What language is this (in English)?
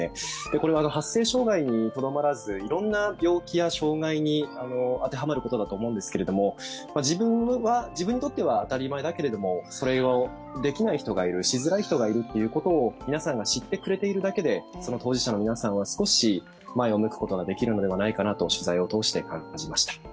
Japanese